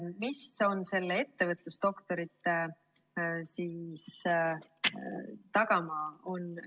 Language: Estonian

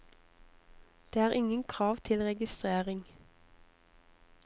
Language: Norwegian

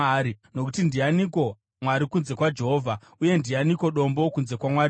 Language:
Shona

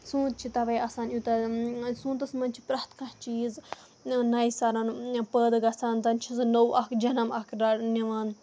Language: Kashmiri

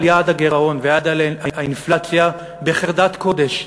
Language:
Hebrew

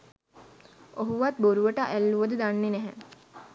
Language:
Sinhala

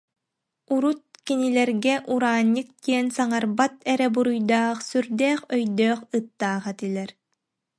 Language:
Yakut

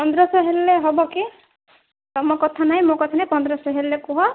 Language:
Odia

